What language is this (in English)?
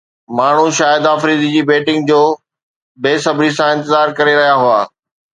Sindhi